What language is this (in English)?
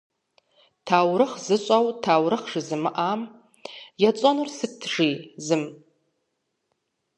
Kabardian